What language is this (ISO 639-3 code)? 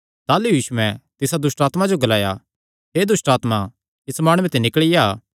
xnr